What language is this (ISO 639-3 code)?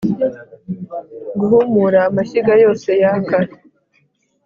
kin